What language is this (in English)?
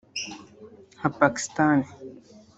Kinyarwanda